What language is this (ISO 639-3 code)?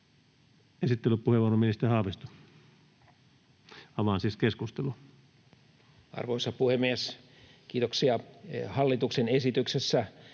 fin